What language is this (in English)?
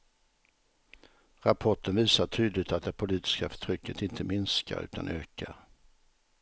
Swedish